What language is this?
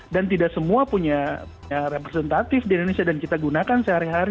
Indonesian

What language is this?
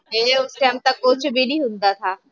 Punjabi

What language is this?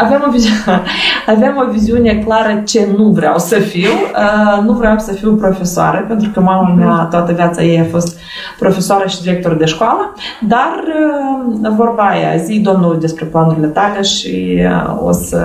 Romanian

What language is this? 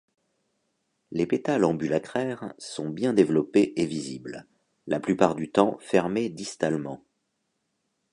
French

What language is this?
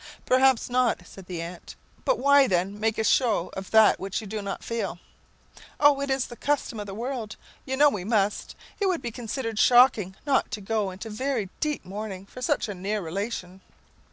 English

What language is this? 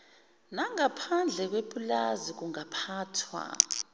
Zulu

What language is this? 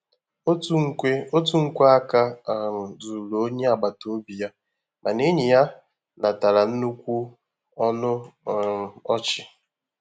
Igbo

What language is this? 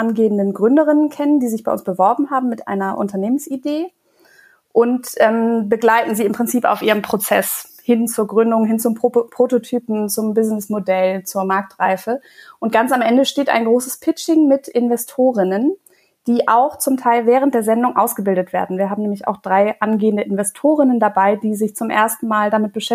German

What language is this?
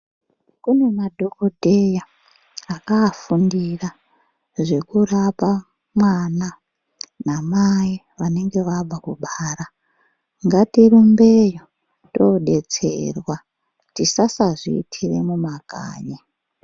Ndau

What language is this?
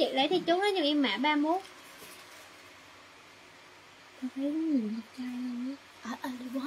Vietnamese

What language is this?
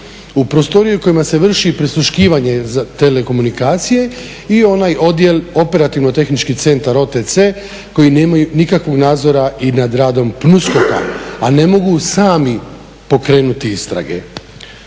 Croatian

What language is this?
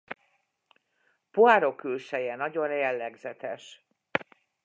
Hungarian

